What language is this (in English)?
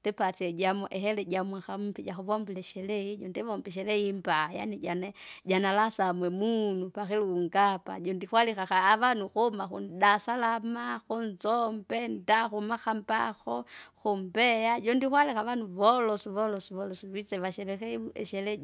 Kinga